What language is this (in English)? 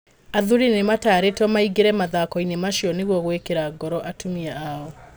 Kikuyu